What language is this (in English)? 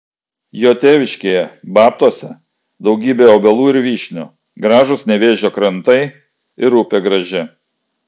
Lithuanian